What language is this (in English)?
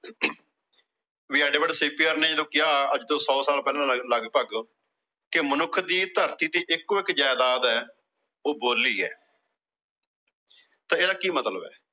Punjabi